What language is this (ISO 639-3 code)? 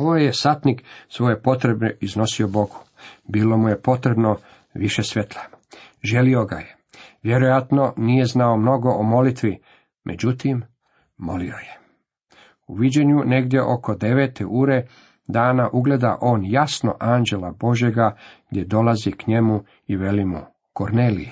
hrv